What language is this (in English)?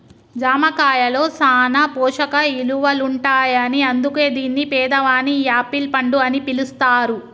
Telugu